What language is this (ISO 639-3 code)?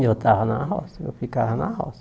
por